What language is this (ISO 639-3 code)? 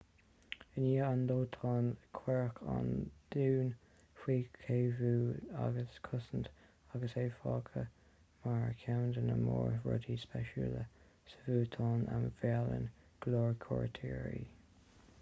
gle